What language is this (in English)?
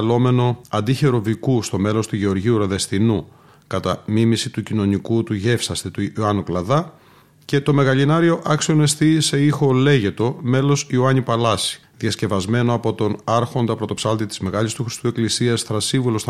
Greek